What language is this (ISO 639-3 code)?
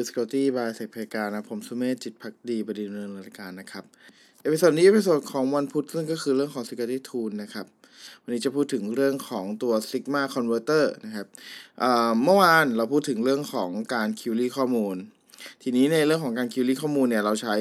tha